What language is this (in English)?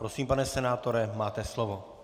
Czech